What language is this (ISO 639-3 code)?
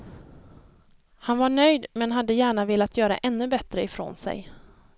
swe